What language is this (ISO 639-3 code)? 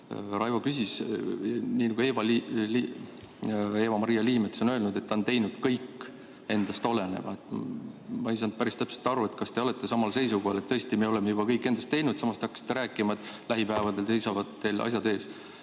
est